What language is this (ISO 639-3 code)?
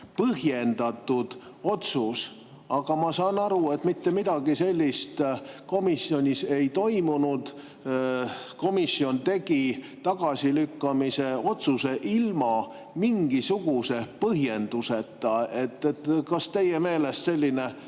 est